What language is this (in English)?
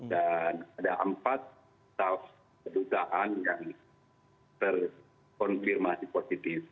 Indonesian